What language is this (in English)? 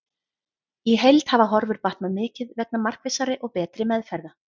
Icelandic